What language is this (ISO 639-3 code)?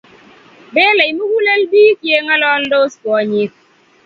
kln